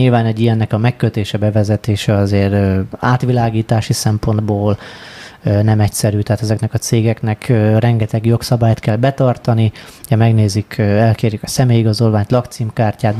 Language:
Hungarian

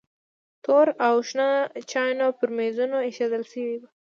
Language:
Pashto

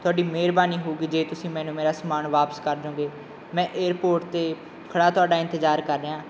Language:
Punjabi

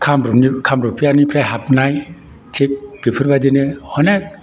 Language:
Bodo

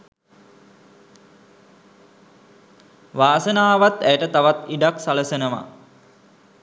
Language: Sinhala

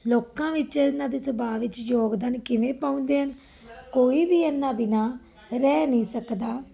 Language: Punjabi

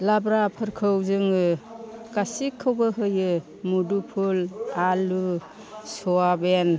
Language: Bodo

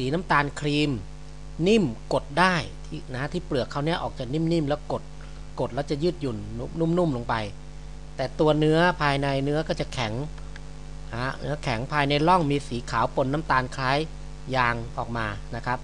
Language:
Thai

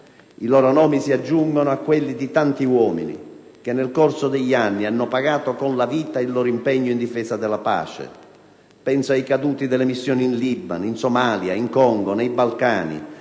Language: Italian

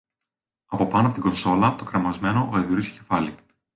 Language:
Greek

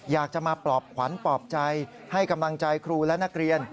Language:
Thai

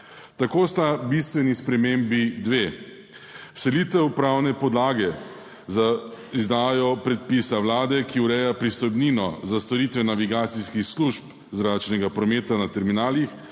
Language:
Slovenian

